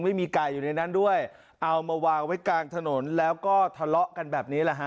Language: Thai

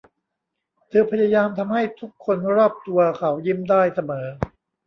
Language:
Thai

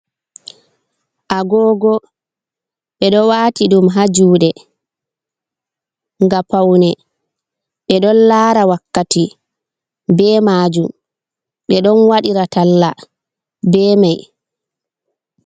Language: Fula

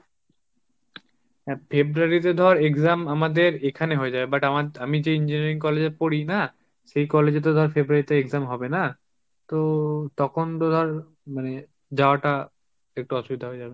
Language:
Bangla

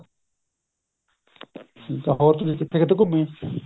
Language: Punjabi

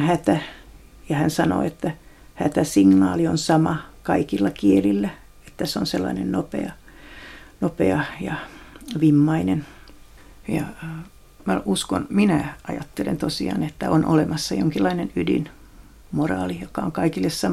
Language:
Finnish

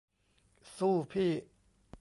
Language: Thai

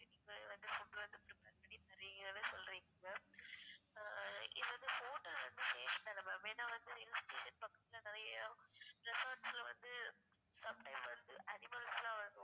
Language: Tamil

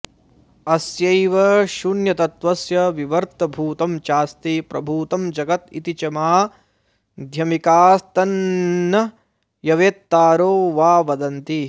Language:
Sanskrit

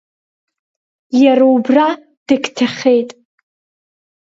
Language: Abkhazian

